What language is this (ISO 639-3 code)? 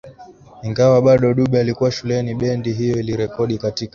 swa